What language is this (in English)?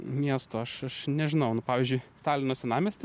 Lithuanian